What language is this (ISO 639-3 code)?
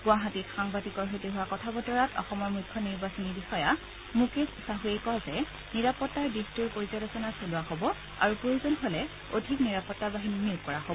asm